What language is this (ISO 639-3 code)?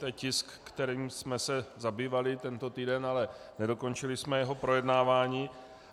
ces